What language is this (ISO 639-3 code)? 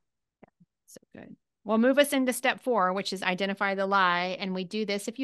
eng